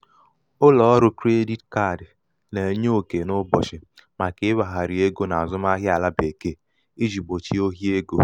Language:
Igbo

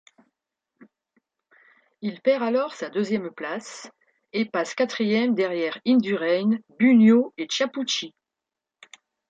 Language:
French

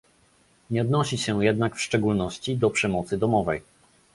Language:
Polish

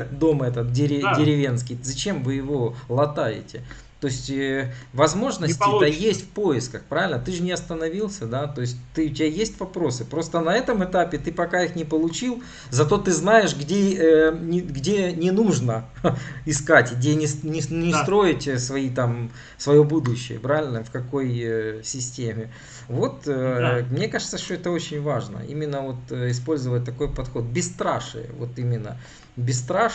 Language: Russian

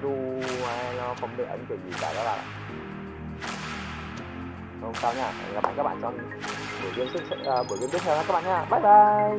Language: Vietnamese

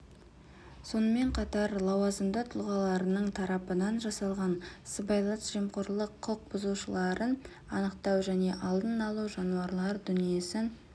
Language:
Kazakh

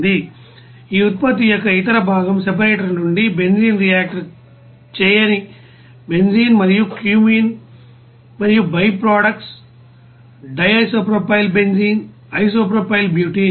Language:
Telugu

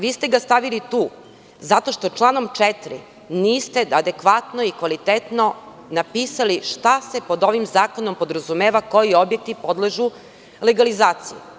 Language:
Serbian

